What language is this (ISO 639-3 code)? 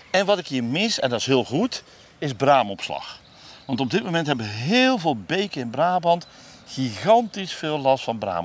nld